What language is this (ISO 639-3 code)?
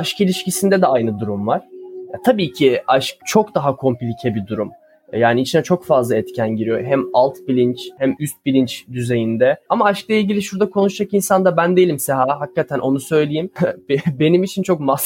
tur